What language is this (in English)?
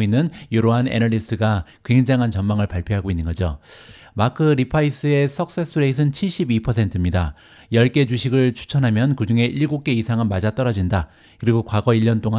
Korean